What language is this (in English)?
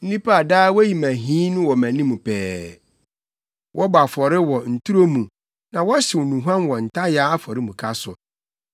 Akan